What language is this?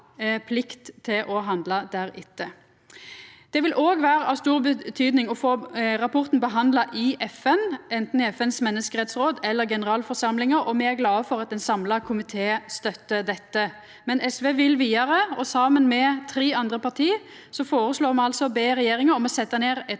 Norwegian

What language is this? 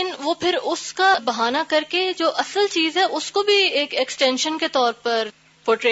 Urdu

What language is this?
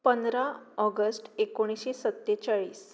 Konkani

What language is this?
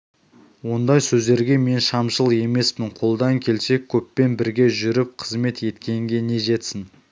Kazakh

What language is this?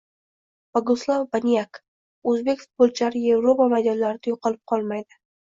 Uzbek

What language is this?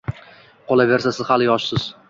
Uzbek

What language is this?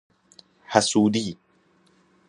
Persian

